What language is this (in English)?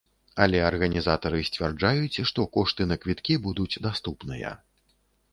Belarusian